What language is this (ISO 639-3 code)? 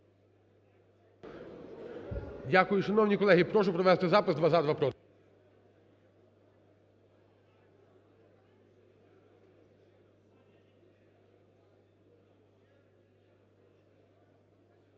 ukr